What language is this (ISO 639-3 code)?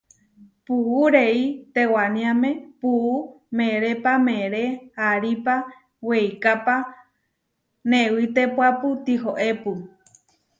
var